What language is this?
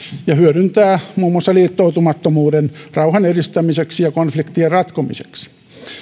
Finnish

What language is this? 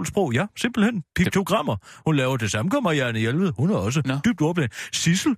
Danish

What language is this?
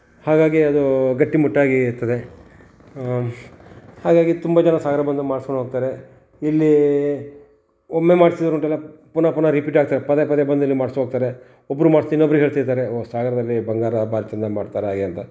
Kannada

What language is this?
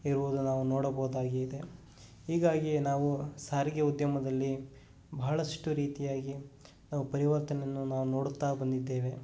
Kannada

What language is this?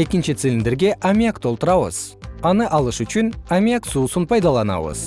Kyrgyz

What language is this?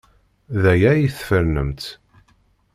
Kabyle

